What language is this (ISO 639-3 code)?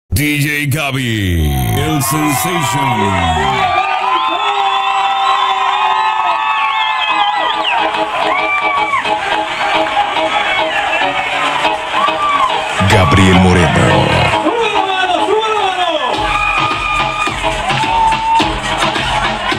tha